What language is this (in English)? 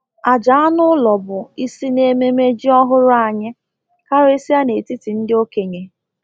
Igbo